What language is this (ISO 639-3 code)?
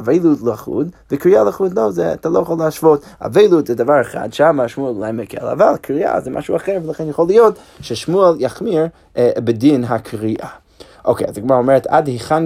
heb